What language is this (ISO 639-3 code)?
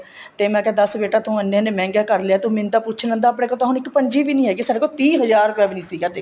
pan